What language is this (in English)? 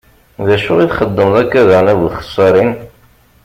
Kabyle